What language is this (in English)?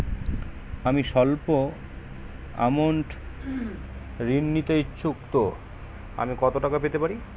Bangla